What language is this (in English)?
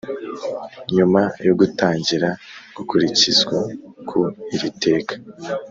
Kinyarwanda